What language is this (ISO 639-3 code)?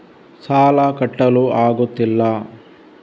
kan